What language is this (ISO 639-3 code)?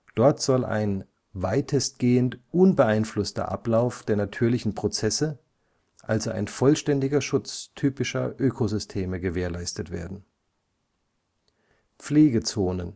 deu